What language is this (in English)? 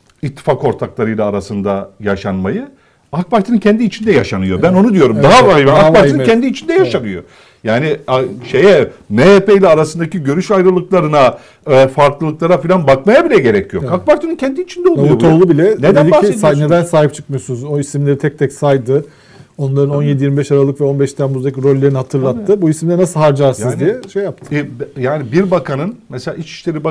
Turkish